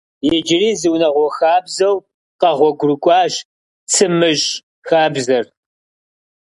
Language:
Kabardian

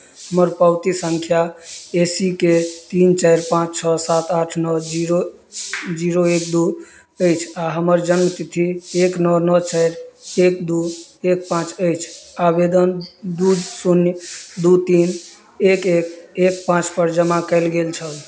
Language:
Maithili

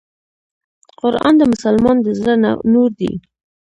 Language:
Pashto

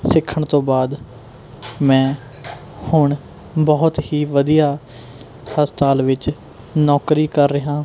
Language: Punjabi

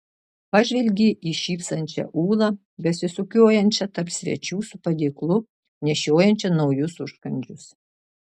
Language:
Lithuanian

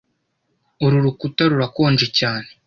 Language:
Kinyarwanda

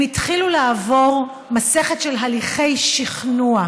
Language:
Hebrew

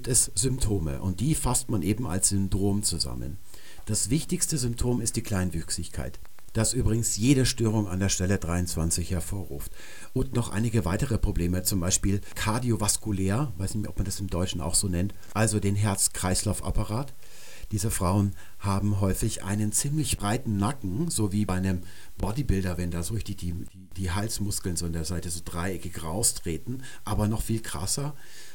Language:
German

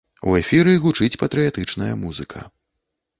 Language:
Belarusian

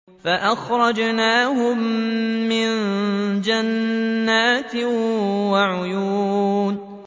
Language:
Arabic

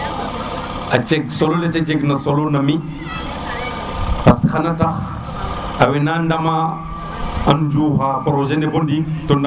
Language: Serer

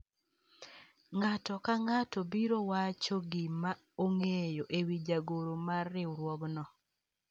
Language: Luo (Kenya and Tanzania)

